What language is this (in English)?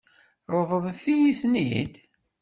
Kabyle